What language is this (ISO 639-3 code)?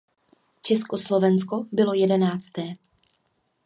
ces